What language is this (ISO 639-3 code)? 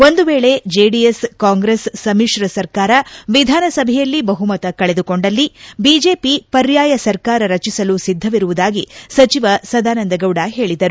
kan